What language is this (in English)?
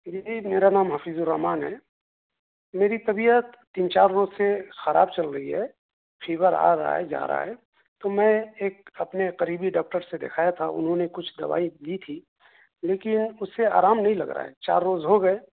Urdu